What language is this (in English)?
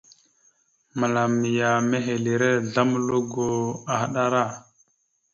Mada (Cameroon)